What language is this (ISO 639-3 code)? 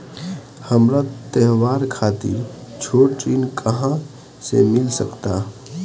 bho